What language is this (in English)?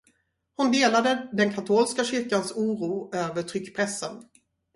Swedish